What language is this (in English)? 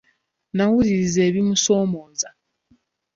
Ganda